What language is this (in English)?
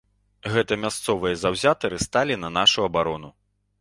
Belarusian